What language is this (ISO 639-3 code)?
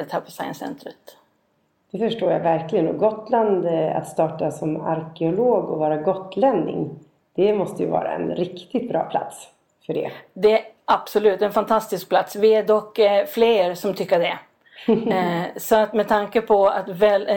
swe